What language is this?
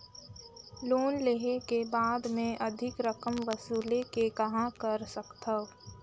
Chhattisgarhi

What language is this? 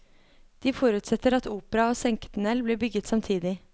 Norwegian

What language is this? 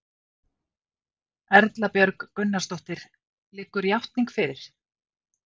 Icelandic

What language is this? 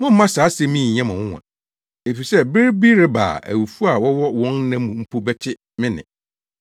Akan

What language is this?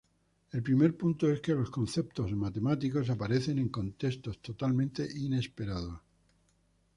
Spanish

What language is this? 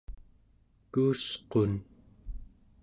Central Yupik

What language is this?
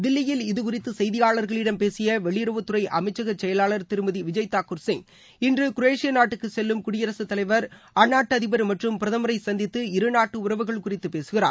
Tamil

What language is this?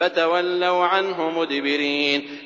Arabic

